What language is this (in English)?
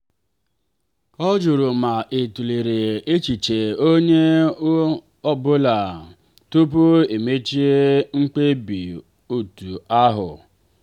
Igbo